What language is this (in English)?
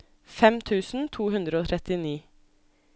Norwegian